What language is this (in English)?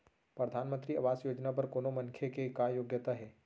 Chhattisgarhi